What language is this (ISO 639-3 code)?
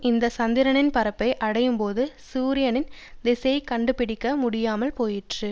tam